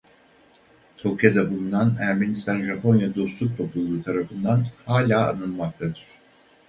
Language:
Turkish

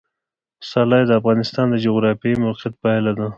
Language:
Pashto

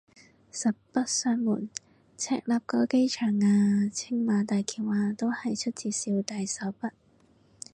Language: Cantonese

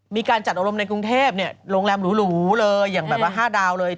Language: Thai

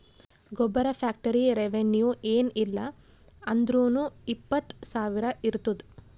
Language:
Kannada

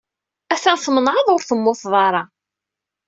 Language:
Kabyle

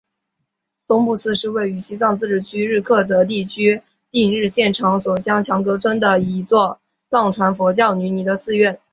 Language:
Chinese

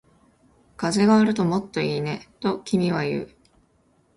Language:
Japanese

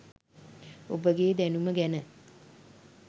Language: Sinhala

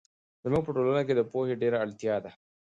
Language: Pashto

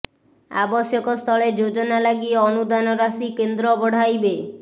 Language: Odia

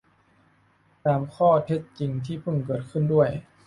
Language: Thai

